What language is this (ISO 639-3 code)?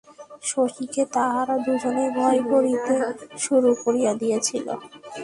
ben